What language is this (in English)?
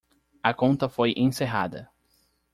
Portuguese